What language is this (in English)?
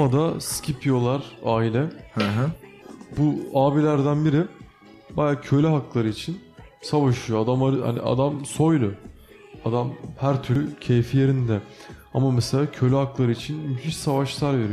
Turkish